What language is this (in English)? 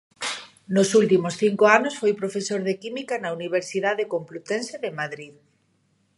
Galician